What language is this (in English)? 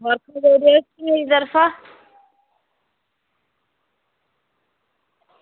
Dogri